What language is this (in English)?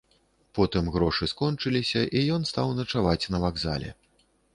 Belarusian